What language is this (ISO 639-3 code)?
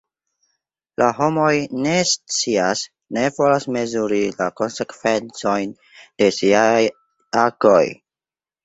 epo